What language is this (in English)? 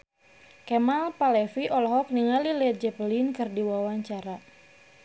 Sundanese